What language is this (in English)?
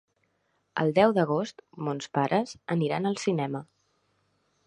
Catalan